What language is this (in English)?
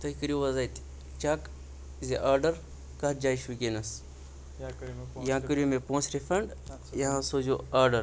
Kashmiri